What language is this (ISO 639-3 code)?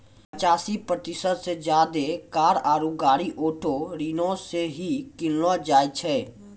mai